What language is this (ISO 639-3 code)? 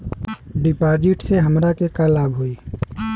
bho